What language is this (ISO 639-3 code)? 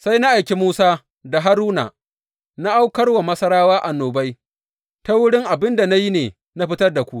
hau